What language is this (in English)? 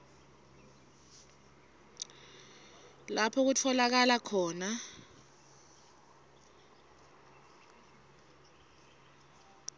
Swati